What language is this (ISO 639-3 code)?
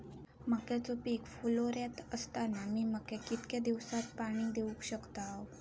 mar